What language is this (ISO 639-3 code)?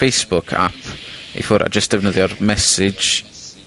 cym